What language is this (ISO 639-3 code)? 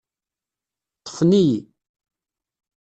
kab